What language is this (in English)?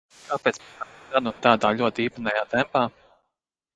Latvian